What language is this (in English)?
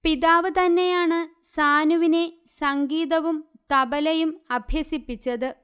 Malayalam